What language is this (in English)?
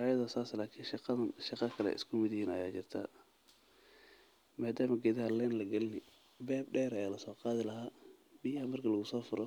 Somali